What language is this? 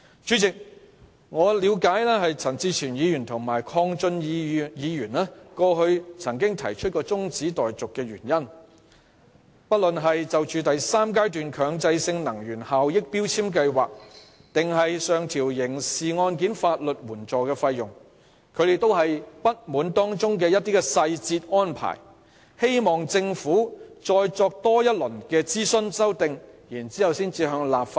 Cantonese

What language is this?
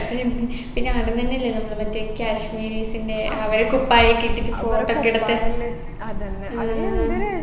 Malayalam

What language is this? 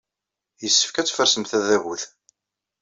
Kabyle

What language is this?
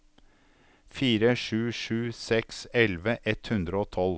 Norwegian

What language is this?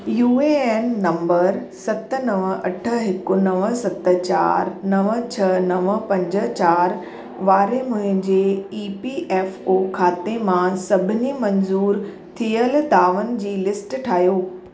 Sindhi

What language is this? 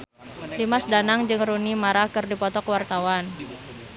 Sundanese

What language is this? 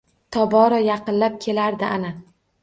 Uzbek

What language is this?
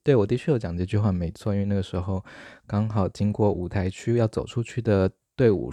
Chinese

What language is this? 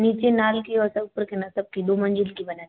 Hindi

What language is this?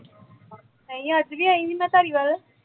Punjabi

